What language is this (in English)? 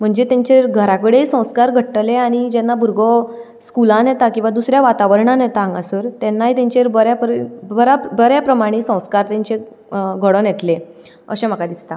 Konkani